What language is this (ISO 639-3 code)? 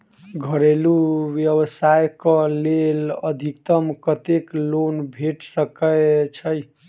mai